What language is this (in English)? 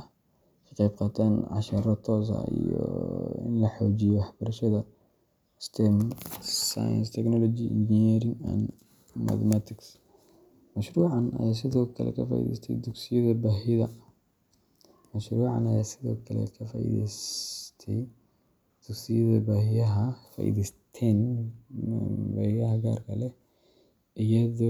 Somali